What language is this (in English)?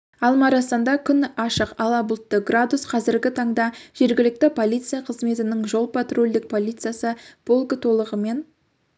Kazakh